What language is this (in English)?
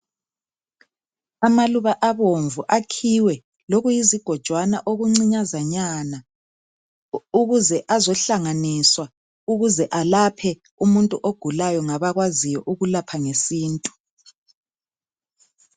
North Ndebele